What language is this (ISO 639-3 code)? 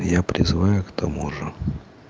rus